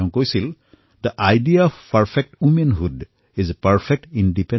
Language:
Assamese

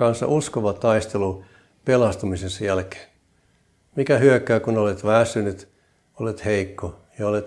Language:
Finnish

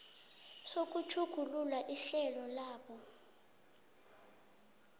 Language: South Ndebele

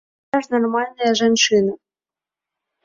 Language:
Belarusian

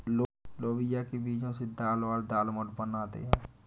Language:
Hindi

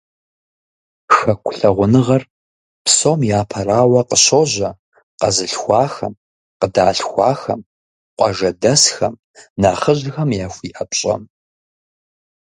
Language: Kabardian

